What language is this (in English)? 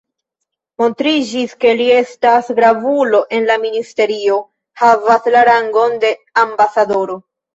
Esperanto